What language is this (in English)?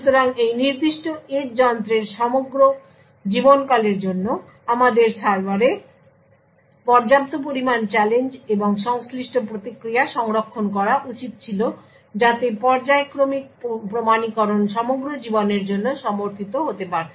Bangla